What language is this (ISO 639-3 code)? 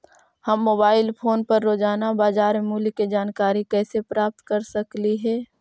mag